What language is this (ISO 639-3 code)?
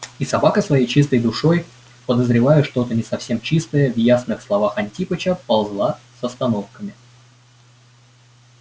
rus